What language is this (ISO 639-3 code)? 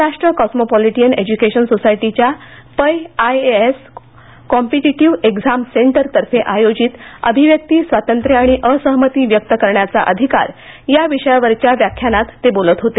mar